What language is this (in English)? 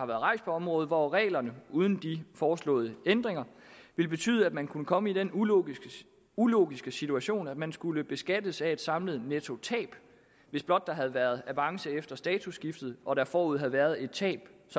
Danish